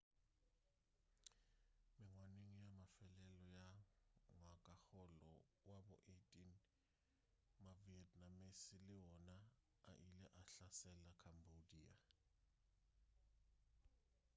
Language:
Northern Sotho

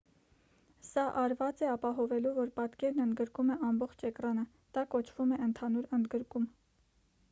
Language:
Armenian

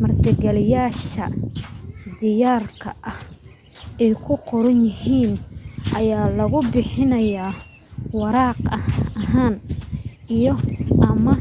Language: Somali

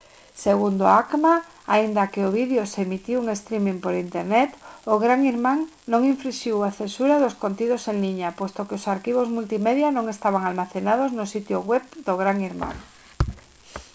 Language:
Galician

